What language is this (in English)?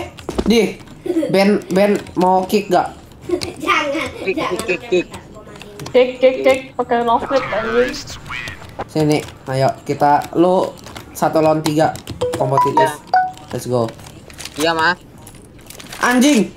Indonesian